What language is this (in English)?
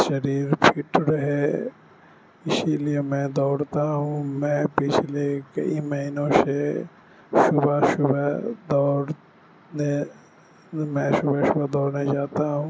Urdu